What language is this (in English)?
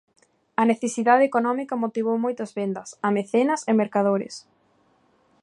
Galician